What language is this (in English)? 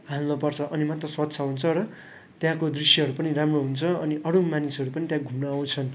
Nepali